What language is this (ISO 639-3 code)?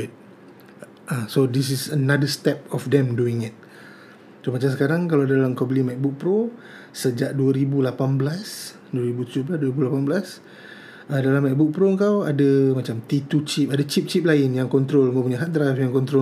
msa